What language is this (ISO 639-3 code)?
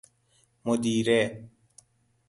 fas